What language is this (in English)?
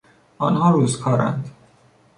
Persian